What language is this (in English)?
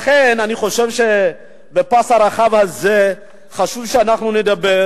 Hebrew